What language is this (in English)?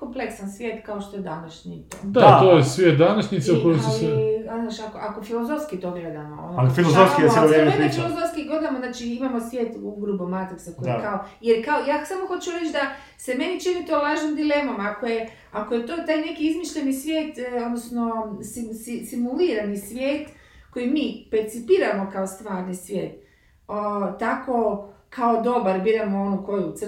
Croatian